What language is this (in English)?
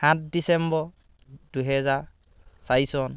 Assamese